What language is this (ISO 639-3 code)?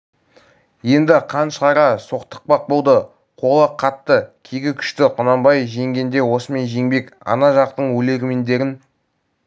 kaz